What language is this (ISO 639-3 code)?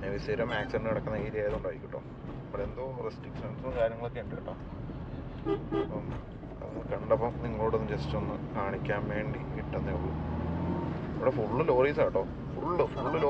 mal